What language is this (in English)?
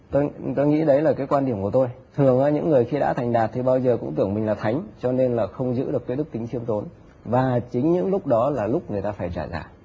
Vietnamese